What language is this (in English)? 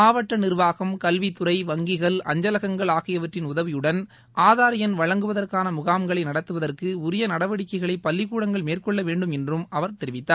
Tamil